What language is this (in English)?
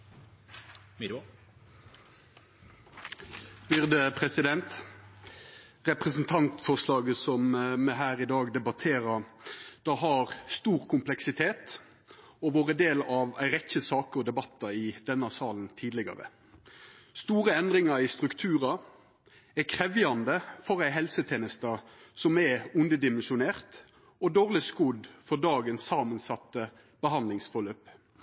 Norwegian Nynorsk